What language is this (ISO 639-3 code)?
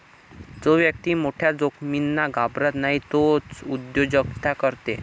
mar